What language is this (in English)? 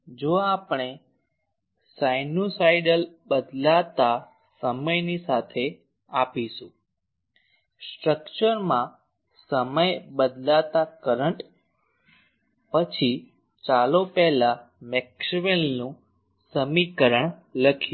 Gujarati